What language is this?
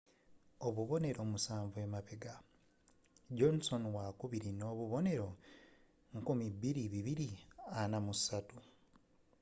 Ganda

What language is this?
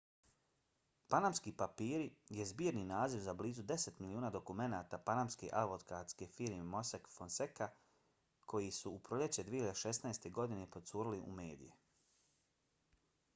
Bosnian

